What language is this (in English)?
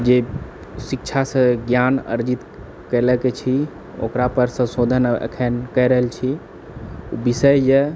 Maithili